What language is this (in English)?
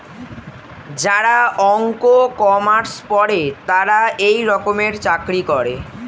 Bangla